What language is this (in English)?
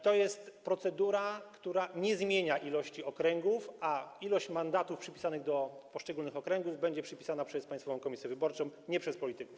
Polish